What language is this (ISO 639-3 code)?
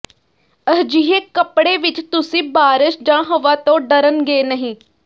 pan